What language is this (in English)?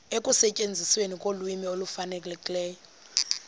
Xhosa